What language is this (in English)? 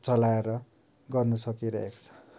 Nepali